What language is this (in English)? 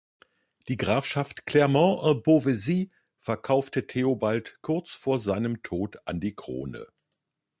German